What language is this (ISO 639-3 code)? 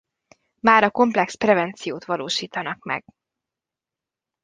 hun